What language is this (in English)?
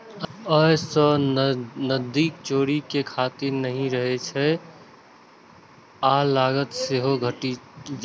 Maithili